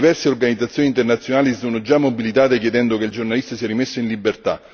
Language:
Italian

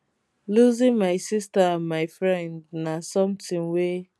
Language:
Nigerian Pidgin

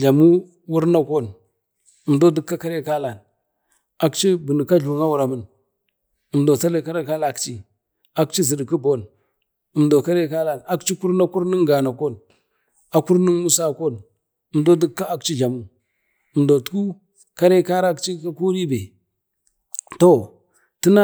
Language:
Bade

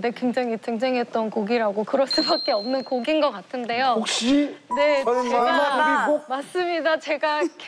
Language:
Korean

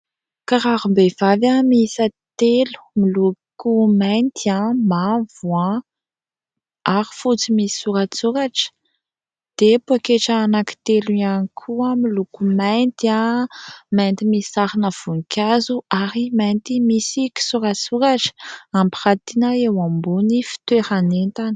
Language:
Malagasy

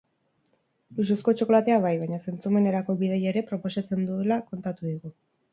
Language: Basque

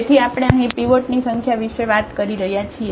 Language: Gujarati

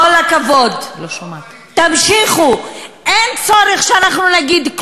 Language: Hebrew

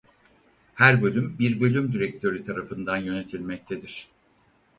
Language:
Turkish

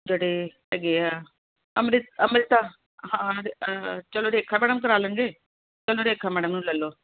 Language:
Punjabi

